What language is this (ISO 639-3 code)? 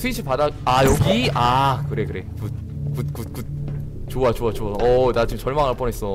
kor